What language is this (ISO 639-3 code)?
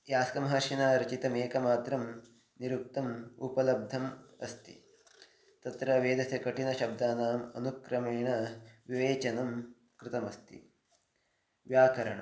san